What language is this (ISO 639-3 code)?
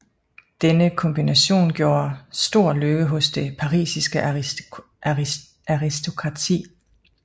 dan